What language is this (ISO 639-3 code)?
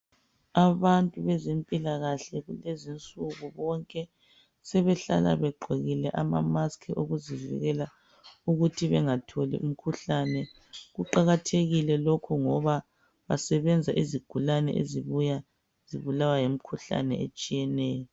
nde